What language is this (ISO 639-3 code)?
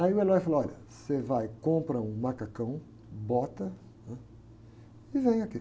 por